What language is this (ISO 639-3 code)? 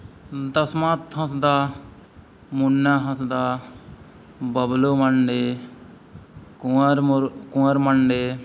sat